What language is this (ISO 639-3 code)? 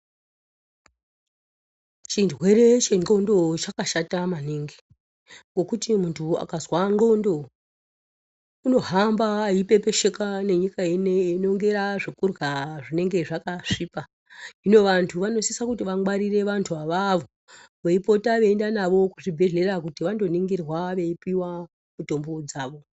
ndc